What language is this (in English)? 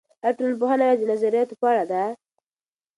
Pashto